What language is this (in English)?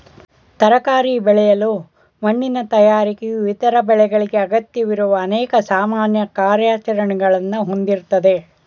Kannada